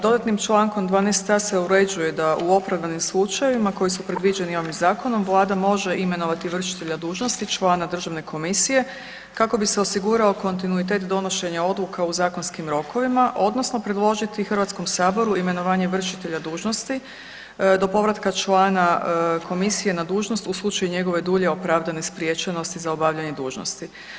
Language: Croatian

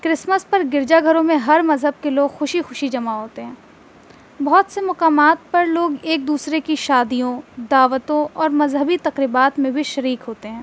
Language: Urdu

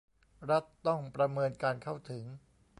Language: Thai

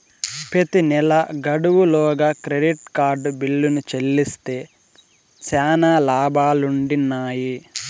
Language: Telugu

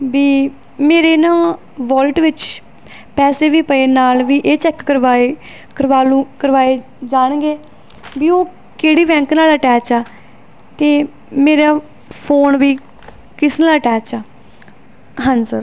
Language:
Punjabi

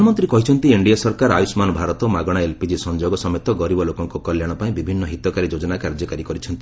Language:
Odia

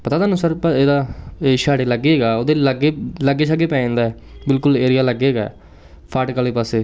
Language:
Punjabi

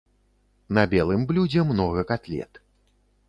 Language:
Belarusian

